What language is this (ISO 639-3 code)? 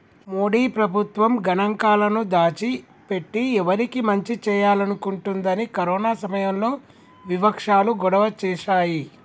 tel